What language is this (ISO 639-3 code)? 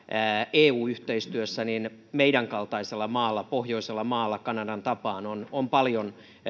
fin